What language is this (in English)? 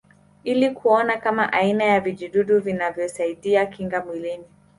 Swahili